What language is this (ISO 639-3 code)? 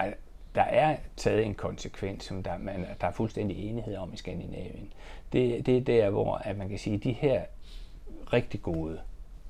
dan